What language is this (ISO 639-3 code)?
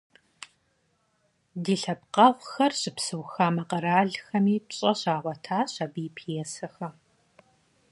kbd